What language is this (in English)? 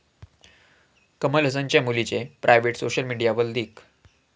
Marathi